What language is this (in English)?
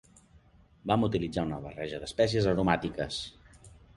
Catalan